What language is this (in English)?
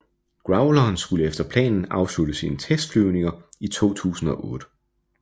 Danish